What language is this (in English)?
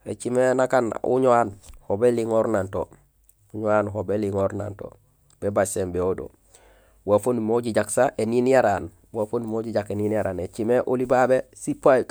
Gusilay